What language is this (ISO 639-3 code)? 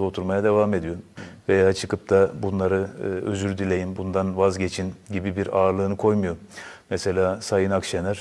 tur